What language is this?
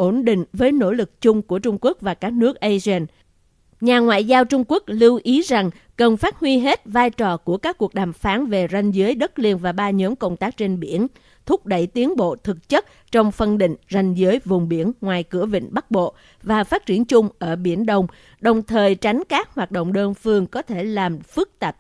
Vietnamese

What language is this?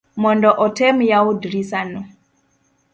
Luo (Kenya and Tanzania)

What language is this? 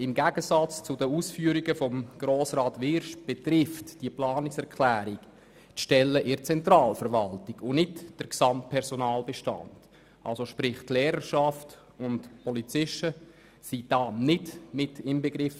Swiss German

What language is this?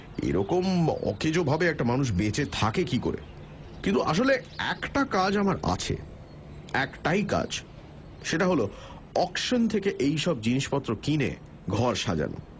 Bangla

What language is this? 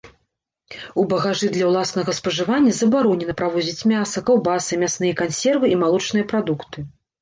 Belarusian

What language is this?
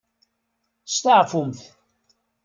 Kabyle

